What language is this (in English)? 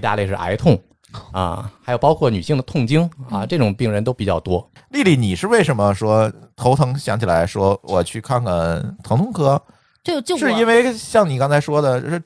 Chinese